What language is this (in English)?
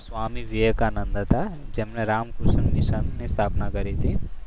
Gujarati